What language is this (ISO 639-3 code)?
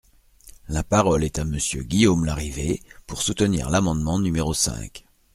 fra